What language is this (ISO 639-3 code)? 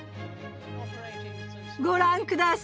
jpn